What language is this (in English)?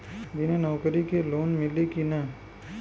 Bhojpuri